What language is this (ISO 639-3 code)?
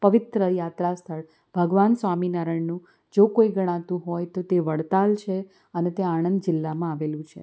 guj